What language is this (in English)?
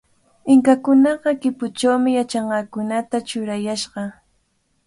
Cajatambo North Lima Quechua